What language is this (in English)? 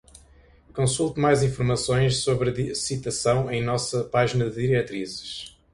Portuguese